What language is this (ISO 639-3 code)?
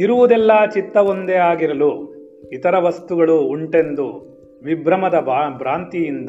kan